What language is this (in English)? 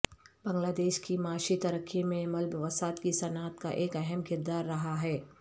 Urdu